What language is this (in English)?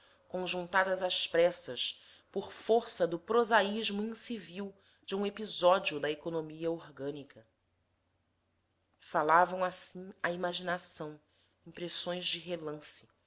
Portuguese